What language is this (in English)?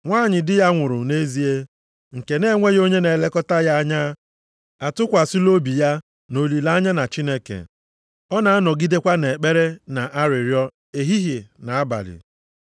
Igbo